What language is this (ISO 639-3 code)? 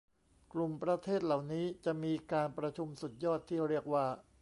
tha